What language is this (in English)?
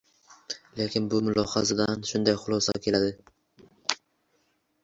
Uzbek